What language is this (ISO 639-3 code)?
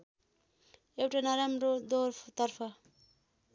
nep